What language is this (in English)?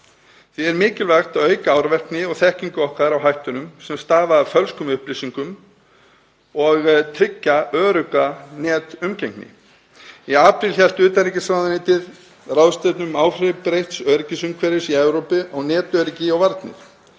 Icelandic